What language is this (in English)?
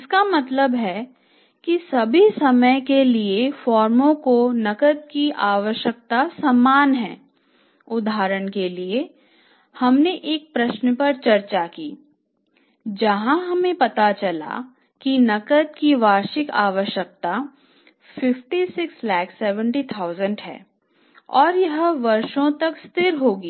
Hindi